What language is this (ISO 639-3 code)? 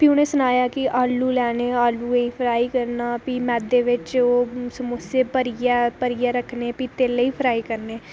doi